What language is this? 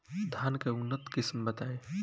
Bhojpuri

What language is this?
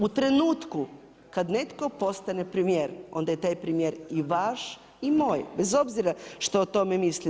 Croatian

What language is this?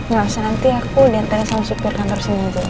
Indonesian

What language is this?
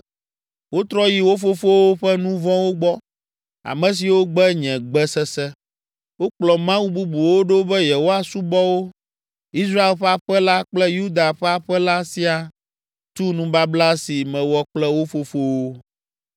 Ewe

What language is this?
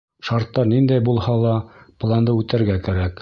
Bashkir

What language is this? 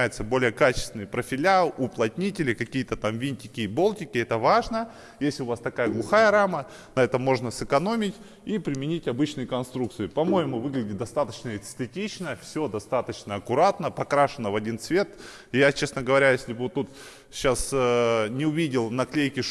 Russian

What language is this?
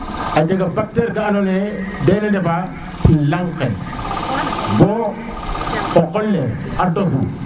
Serer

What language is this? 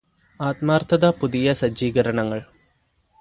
Malayalam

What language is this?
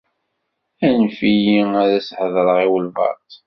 Kabyle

